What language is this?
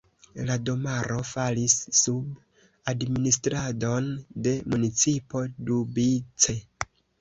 Esperanto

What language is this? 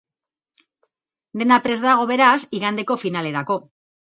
Basque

